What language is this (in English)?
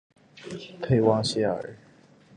Chinese